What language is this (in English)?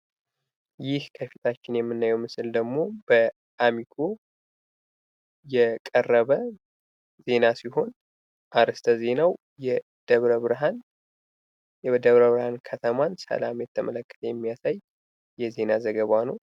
Amharic